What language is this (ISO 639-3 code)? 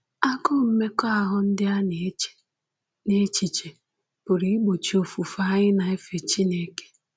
ibo